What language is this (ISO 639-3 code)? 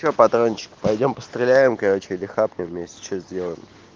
rus